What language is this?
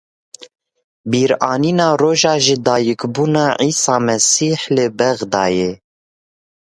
Kurdish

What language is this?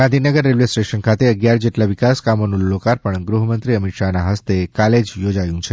Gujarati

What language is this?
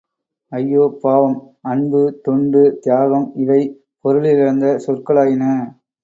Tamil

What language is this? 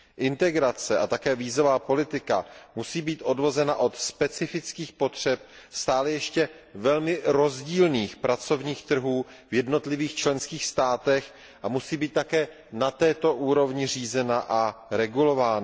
Czech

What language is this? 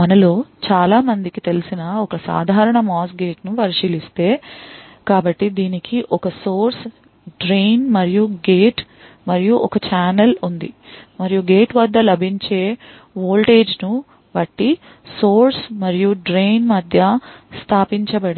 Telugu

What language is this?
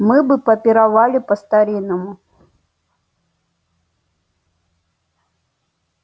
Russian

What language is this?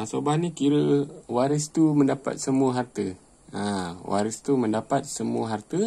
Malay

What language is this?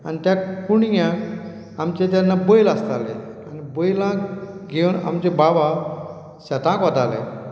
Konkani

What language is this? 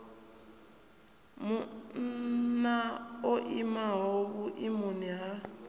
Venda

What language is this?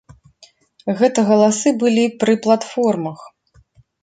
Belarusian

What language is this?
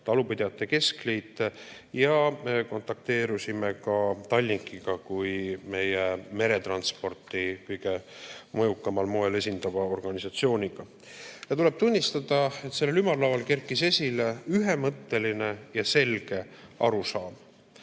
Estonian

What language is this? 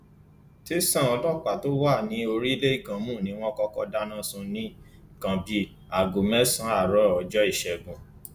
Yoruba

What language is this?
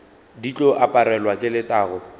Northern Sotho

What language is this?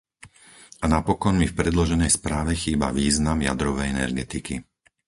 Slovak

